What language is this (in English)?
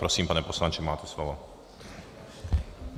Czech